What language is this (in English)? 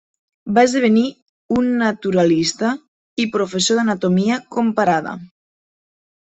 Catalan